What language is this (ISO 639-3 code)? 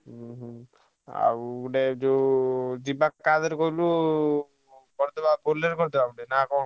ori